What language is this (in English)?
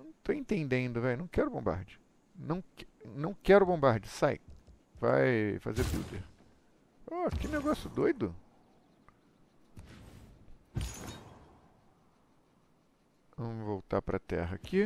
Portuguese